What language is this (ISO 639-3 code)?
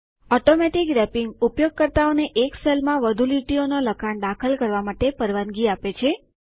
guj